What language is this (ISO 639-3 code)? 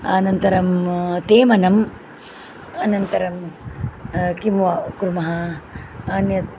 san